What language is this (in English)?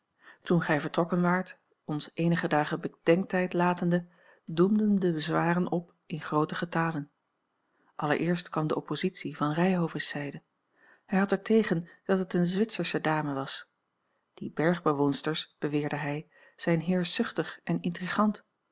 Dutch